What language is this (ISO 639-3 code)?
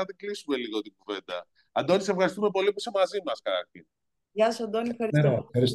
ell